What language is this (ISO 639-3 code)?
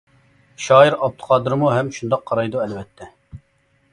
uig